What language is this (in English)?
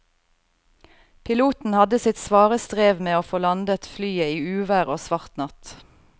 Norwegian